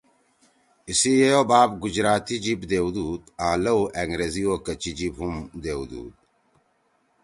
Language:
Torwali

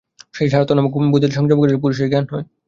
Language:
Bangla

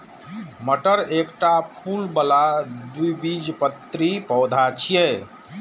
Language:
Maithili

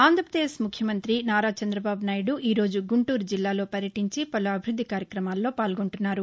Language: Telugu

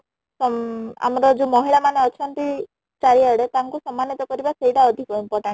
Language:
Odia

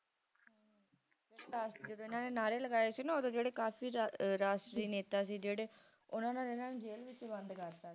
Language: Punjabi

